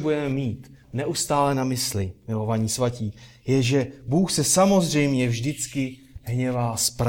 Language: Czech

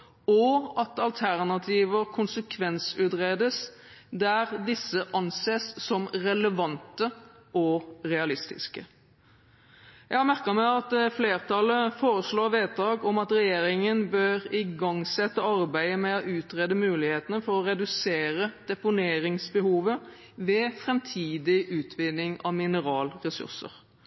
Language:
Norwegian Bokmål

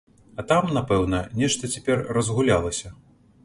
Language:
Belarusian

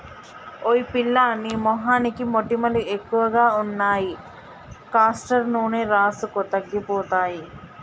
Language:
Telugu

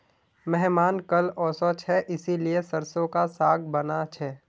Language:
Magahi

